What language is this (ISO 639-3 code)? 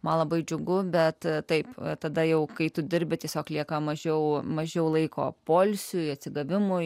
lit